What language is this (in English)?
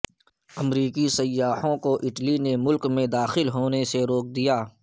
Urdu